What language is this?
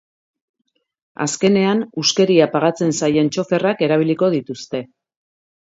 Basque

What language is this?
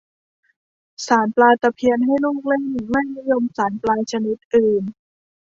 Thai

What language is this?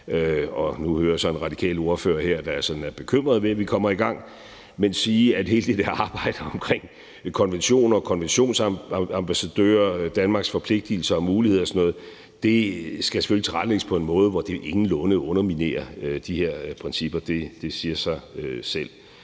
Danish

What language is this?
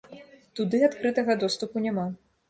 Belarusian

